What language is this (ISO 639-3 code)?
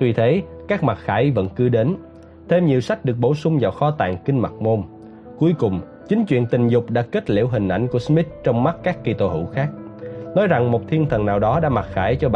vie